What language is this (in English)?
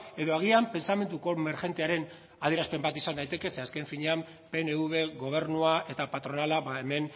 Basque